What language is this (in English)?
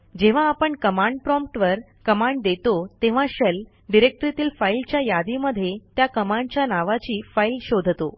Marathi